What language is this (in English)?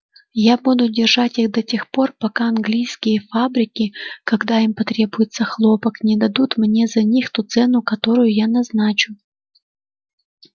Russian